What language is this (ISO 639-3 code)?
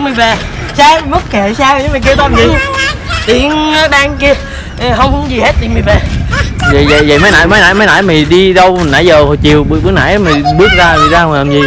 vie